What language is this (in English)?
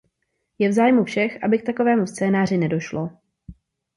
Czech